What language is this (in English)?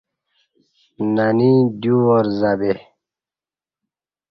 Kati